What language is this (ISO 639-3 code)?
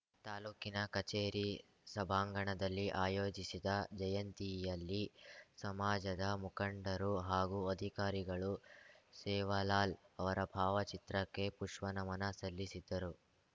kan